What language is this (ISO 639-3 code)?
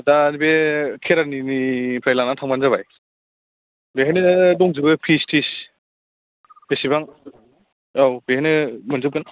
brx